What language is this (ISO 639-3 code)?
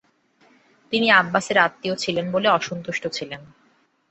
ben